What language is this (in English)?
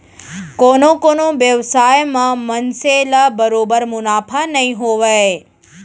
Chhattisgarhi